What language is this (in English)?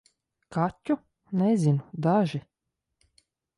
Latvian